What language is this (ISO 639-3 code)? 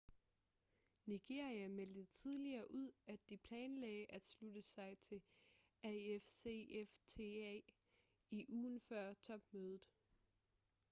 dan